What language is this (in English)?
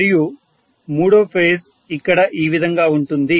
Telugu